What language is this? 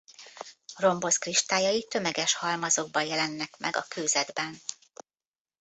Hungarian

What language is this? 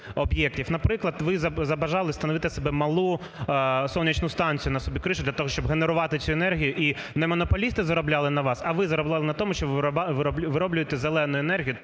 Ukrainian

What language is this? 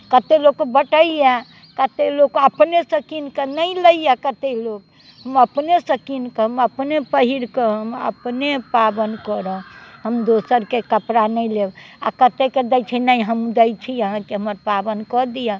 Maithili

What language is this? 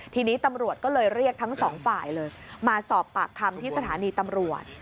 Thai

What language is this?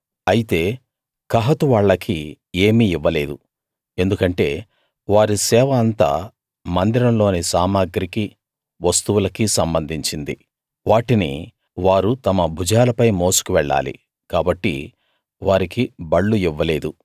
Telugu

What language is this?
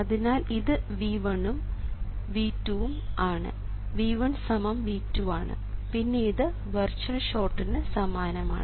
Malayalam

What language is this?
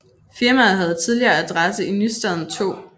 Danish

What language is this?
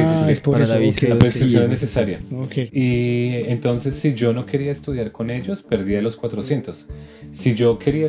Spanish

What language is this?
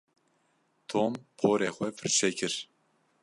Kurdish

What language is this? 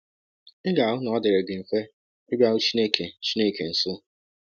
Igbo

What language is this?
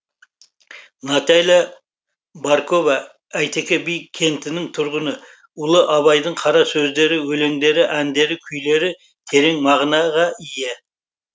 Kazakh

